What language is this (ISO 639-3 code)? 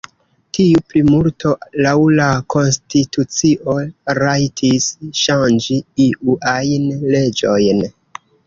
epo